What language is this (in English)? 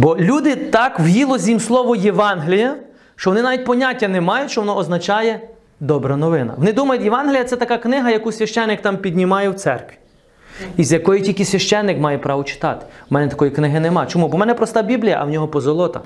Ukrainian